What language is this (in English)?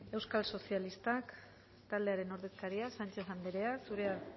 Basque